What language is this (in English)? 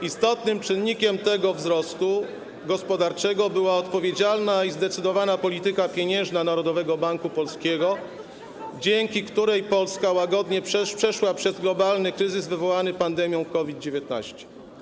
Polish